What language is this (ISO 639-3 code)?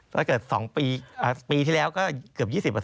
tha